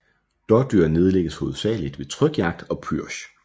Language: Danish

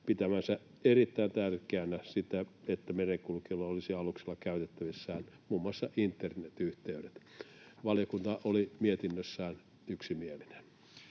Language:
Finnish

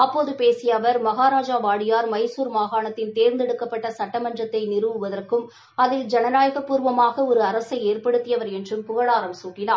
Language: Tamil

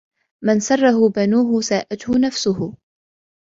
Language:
Arabic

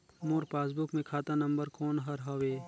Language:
Chhattisgarhi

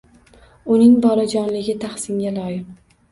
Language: Uzbek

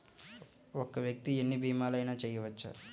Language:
Telugu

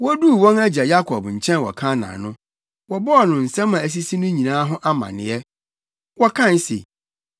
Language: Akan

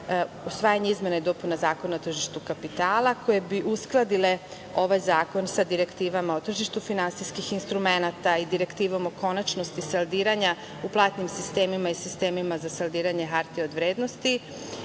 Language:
Serbian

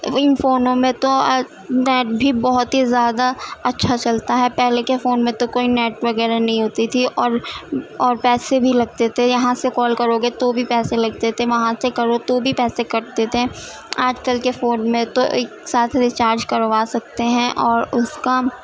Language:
Urdu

